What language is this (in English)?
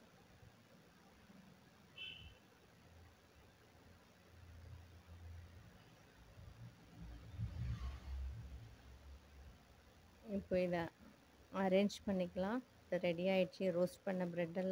Tamil